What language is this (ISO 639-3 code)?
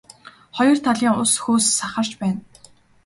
mon